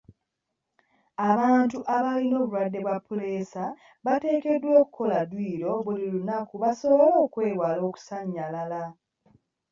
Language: Ganda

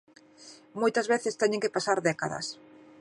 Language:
Galician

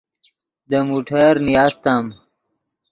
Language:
Yidgha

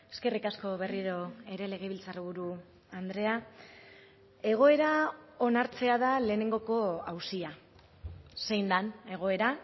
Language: Basque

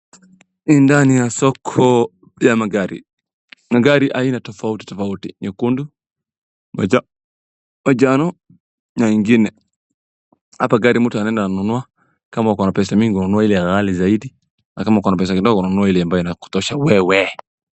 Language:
Swahili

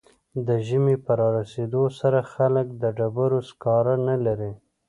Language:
Pashto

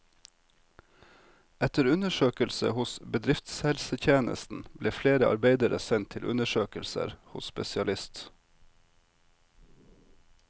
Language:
Norwegian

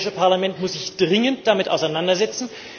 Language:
German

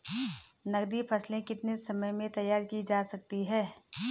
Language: Hindi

